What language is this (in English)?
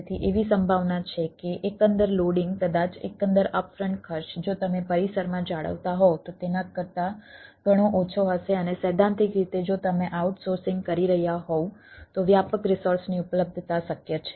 Gujarati